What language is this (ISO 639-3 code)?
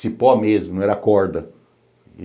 por